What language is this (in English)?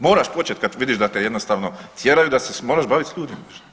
Croatian